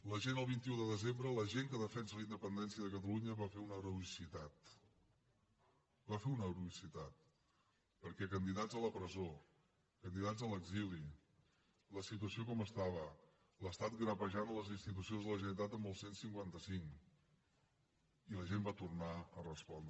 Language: Catalan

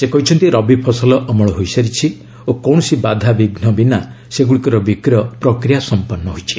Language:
Odia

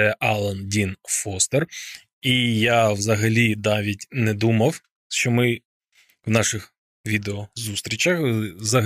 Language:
Ukrainian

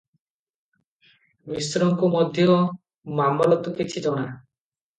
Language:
Odia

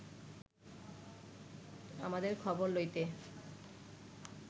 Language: Bangla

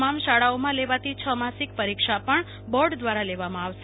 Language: Gujarati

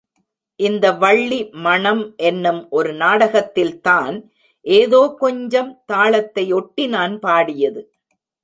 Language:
Tamil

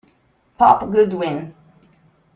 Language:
Italian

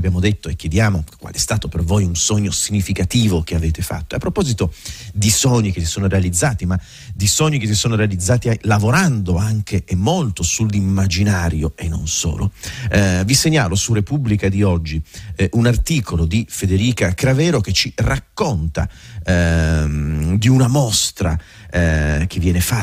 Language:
Italian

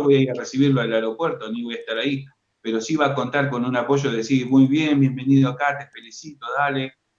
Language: Spanish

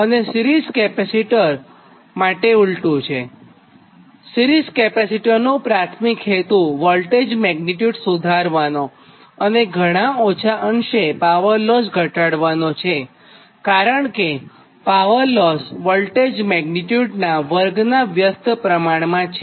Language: Gujarati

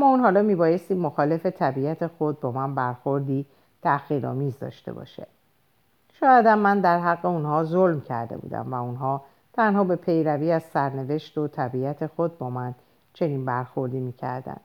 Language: Persian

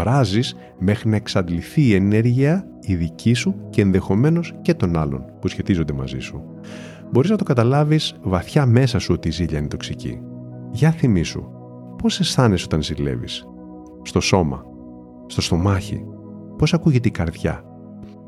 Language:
Greek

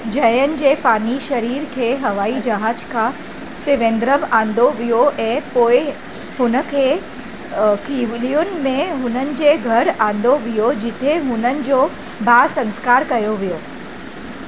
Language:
Sindhi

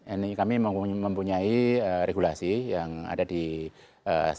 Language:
Indonesian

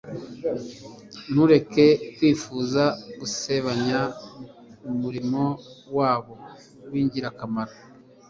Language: Kinyarwanda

